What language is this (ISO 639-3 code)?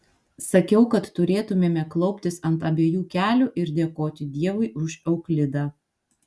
lit